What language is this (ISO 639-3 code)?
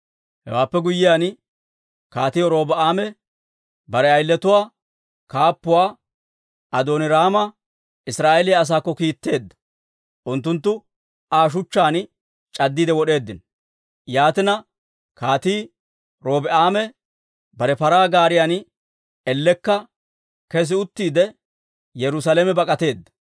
dwr